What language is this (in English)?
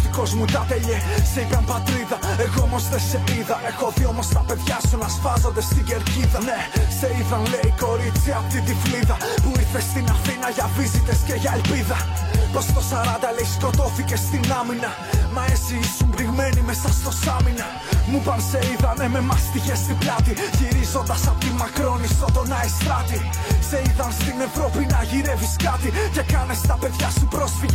Greek